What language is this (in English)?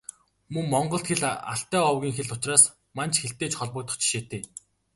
Mongolian